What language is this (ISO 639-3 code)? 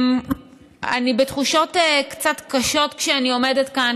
heb